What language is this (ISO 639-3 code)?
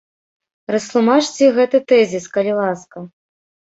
bel